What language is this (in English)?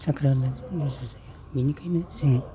Bodo